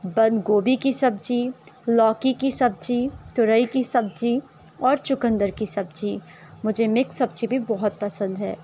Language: Urdu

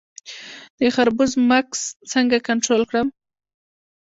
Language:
Pashto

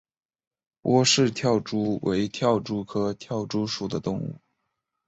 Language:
Chinese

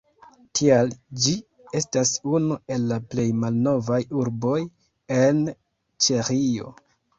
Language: Esperanto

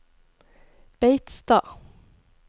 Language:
Norwegian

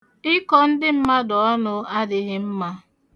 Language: Igbo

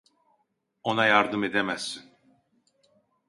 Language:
Turkish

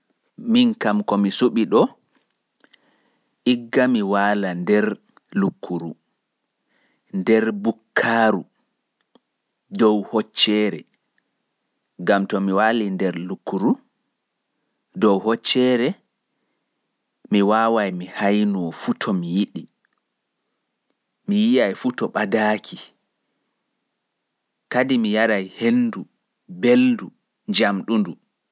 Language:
Pular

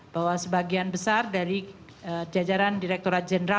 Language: Indonesian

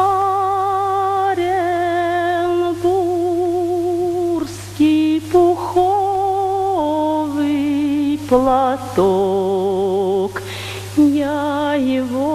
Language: Russian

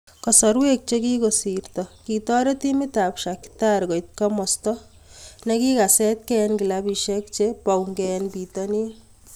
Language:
Kalenjin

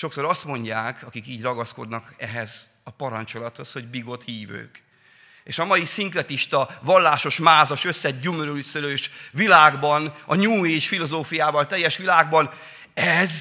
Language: Hungarian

